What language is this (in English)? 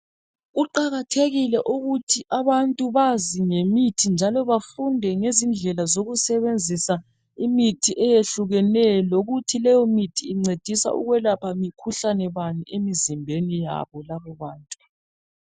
North Ndebele